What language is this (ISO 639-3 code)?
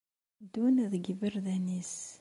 kab